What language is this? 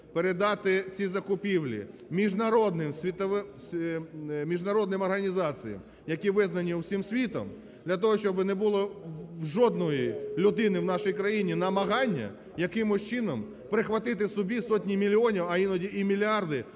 Ukrainian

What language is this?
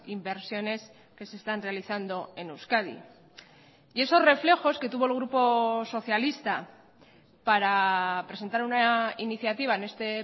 Spanish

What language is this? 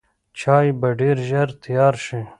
Pashto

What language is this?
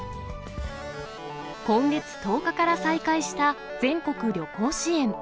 Japanese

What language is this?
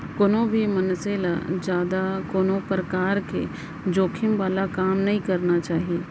Chhattisgarhi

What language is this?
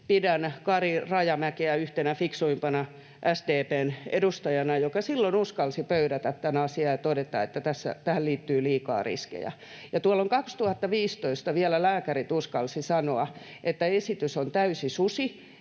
Finnish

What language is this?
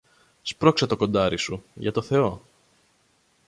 Greek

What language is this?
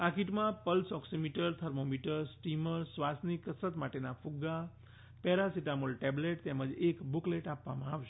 Gujarati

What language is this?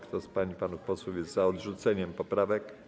Polish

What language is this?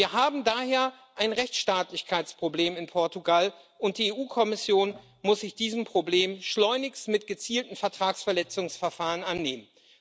German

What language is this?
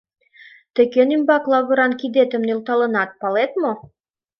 Mari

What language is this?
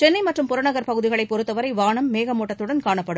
Tamil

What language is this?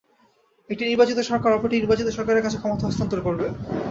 Bangla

